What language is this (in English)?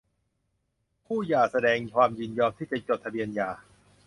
Thai